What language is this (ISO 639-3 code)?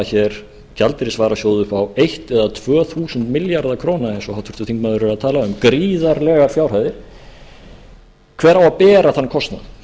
isl